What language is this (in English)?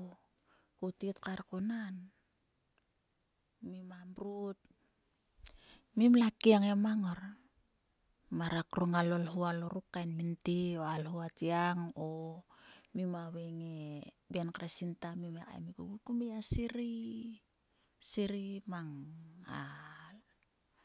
Sulka